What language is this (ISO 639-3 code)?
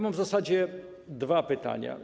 pol